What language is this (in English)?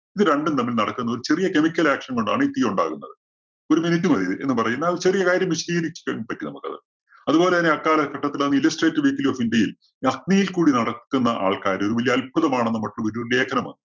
Malayalam